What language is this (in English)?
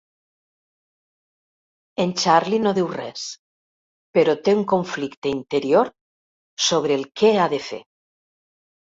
Catalan